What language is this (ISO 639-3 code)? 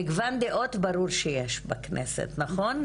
heb